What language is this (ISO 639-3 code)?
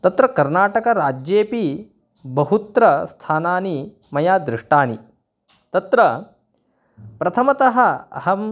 san